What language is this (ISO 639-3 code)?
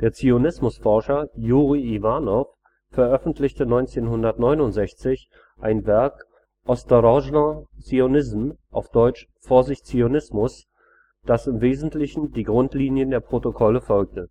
deu